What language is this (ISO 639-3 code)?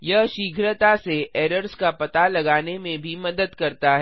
hin